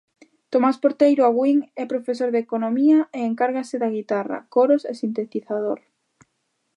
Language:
Galician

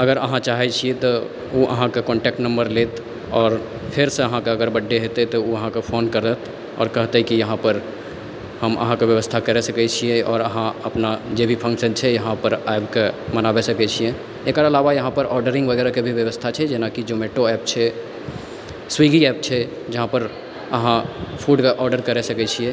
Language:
Maithili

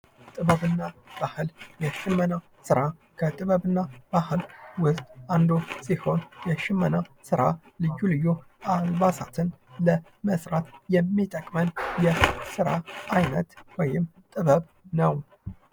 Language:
Amharic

